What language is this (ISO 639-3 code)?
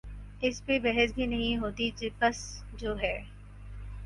urd